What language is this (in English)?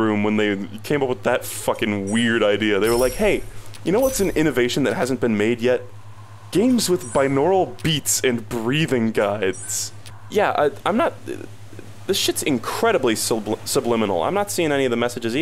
English